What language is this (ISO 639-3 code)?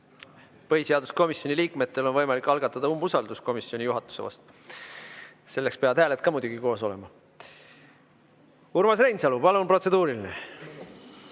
est